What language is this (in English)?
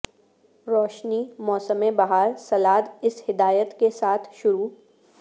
Urdu